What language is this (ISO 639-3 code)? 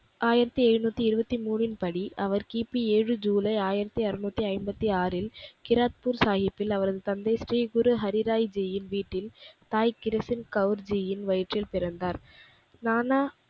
tam